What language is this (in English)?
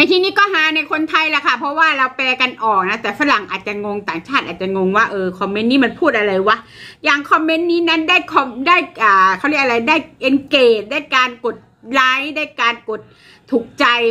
Thai